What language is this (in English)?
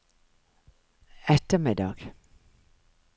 Norwegian